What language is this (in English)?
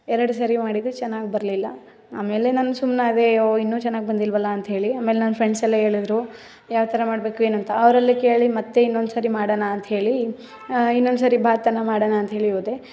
Kannada